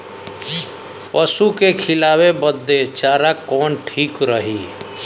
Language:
Bhojpuri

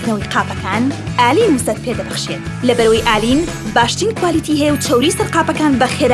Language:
Kurdish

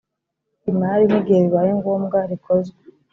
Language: Kinyarwanda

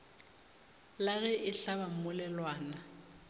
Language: Northern Sotho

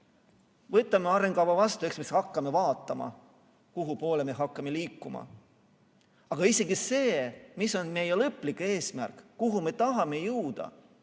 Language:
Estonian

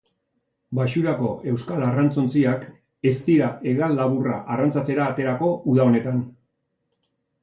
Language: Basque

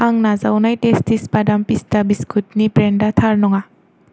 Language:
Bodo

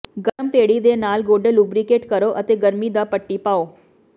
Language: Punjabi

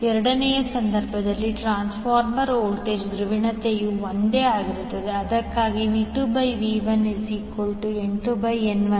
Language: Kannada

